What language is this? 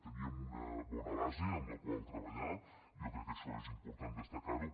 Catalan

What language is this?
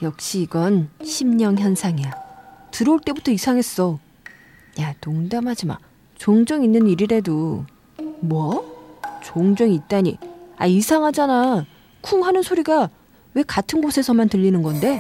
Korean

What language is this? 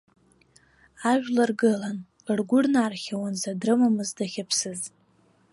Abkhazian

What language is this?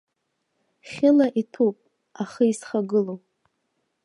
Abkhazian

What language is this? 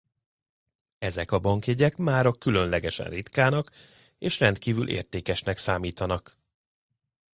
Hungarian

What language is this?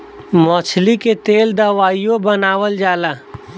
Bhojpuri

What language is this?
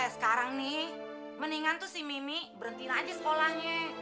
Indonesian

